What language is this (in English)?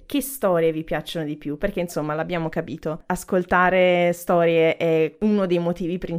Italian